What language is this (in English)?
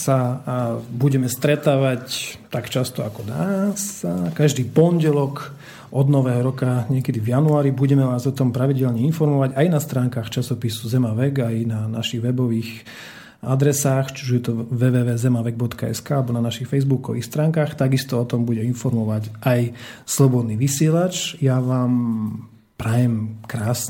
Slovak